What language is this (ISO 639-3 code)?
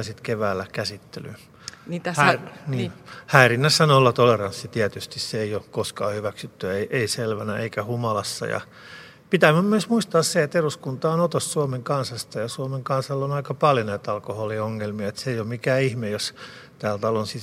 fin